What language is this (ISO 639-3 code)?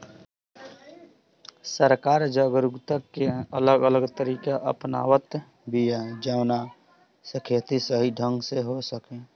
bho